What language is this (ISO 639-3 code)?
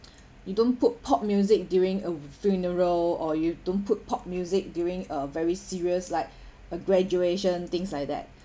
eng